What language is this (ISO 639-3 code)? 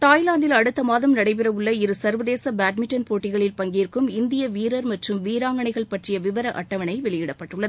tam